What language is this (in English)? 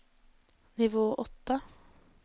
Norwegian